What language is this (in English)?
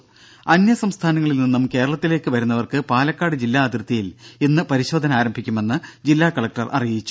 Malayalam